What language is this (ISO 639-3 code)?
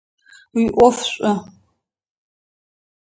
ady